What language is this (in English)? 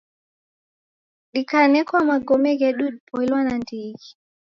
Taita